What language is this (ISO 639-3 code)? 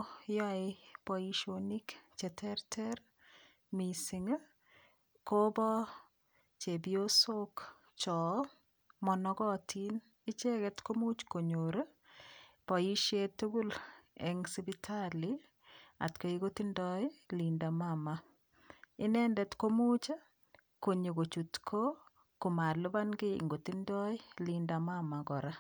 kln